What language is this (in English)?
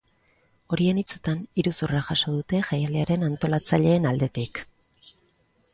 Basque